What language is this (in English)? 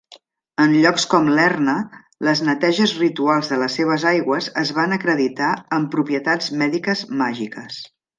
Catalan